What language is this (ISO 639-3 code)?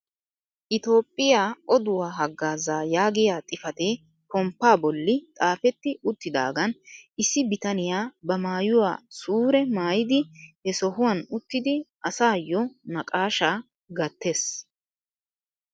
wal